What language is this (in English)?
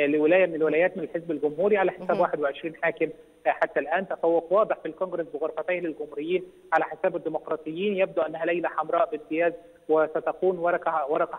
Arabic